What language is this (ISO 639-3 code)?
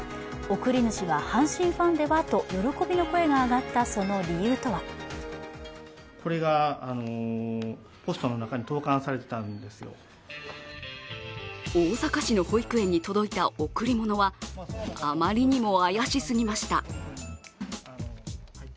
jpn